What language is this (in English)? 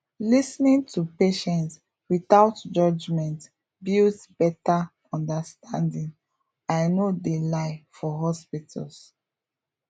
Nigerian Pidgin